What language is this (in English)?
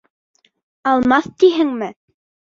Bashkir